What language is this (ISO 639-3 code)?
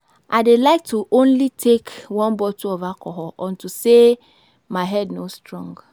pcm